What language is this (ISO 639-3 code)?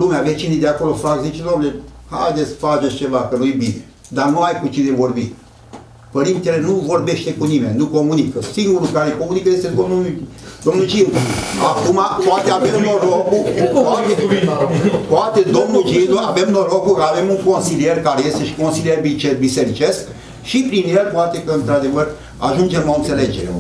ron